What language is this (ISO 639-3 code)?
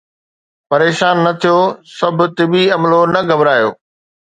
snd